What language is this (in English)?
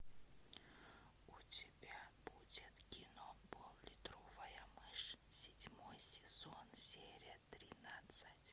Russian